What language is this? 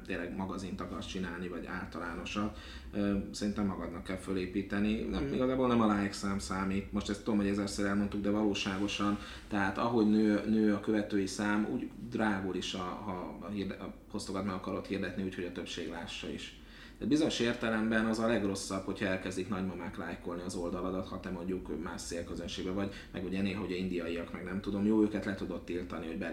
Hungarian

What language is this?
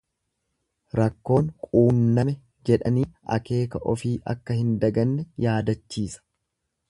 Oromo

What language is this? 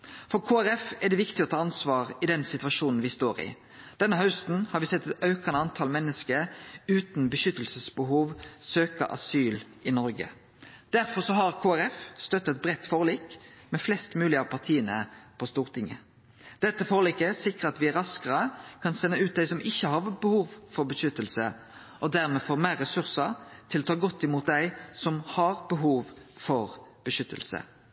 Norwegian Nynorsk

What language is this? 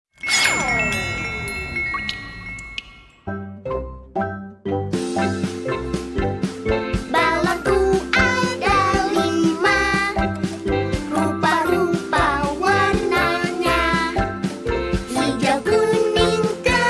Indonesian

